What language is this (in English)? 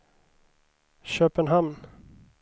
Swedish